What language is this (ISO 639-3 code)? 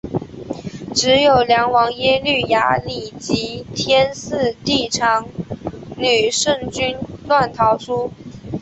zho